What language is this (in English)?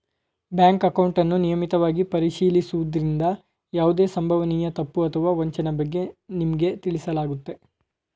Kannada